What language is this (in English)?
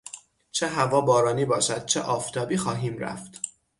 Persian